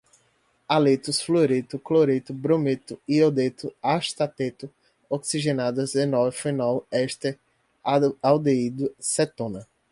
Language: Portuguese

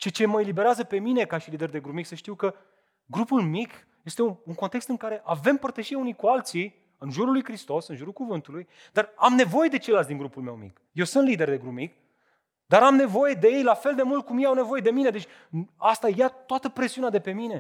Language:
Romanian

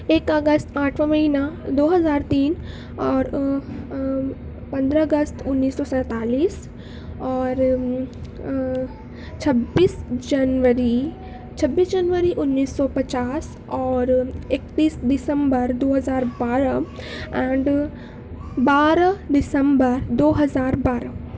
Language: Urdu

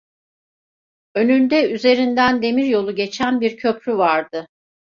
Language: Turkish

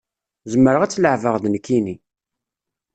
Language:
Kabyle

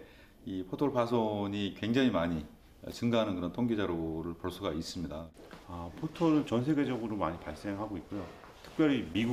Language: Korean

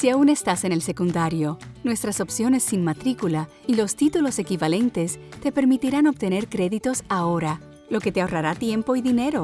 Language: Spanish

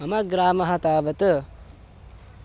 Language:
Sanskrit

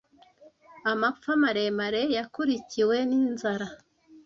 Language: Kinyarwanda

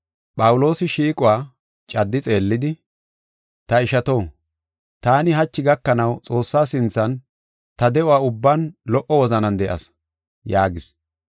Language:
Gofa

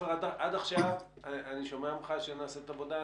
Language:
Hebrew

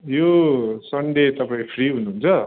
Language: Nepali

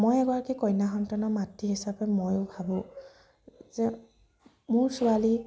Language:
Assamese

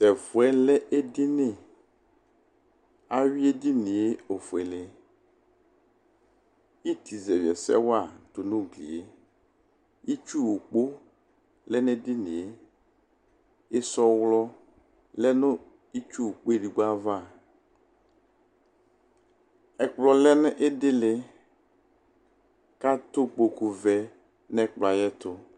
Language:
Ikposo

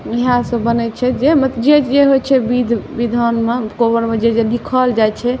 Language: Maithili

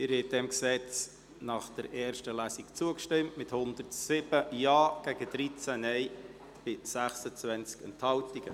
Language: Swiss German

